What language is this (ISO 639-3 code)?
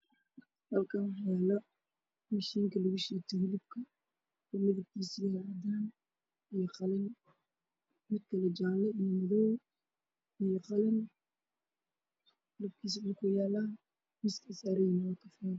som